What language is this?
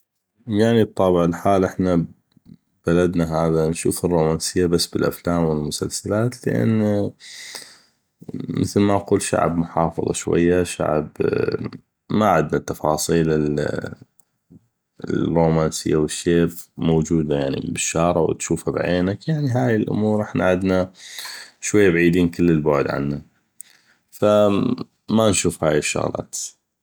North Mesopotamian Arabic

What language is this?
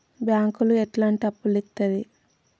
Telugu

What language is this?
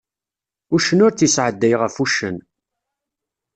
Kabyle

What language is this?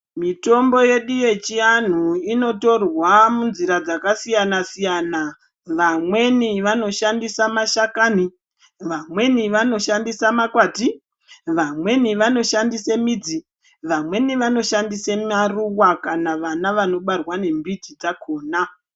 Ndau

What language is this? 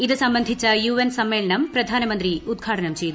Malayalam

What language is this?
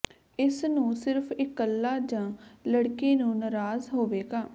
Punjabi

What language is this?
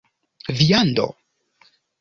Esperanto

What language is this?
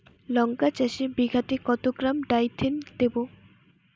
Bangla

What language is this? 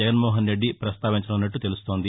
Telugu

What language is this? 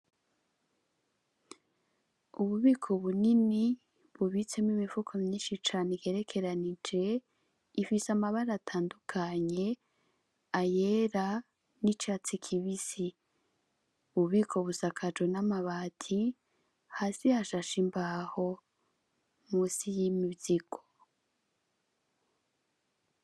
Rundi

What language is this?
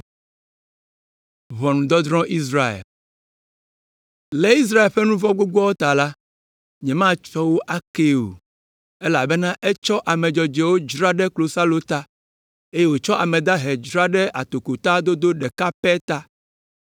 Ewe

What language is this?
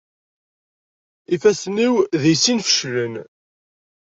Kabyle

